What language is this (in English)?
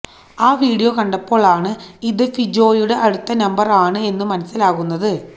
Malayalam